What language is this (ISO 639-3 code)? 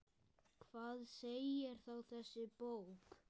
isl